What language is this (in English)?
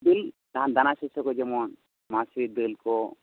Santali